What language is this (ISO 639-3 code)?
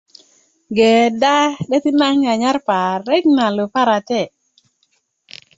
ukv